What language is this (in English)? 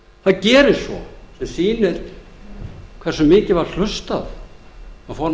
Icelandic